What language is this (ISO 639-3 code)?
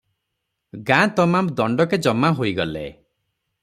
ori